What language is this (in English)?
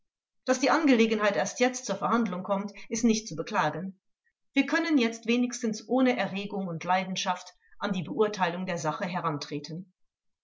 German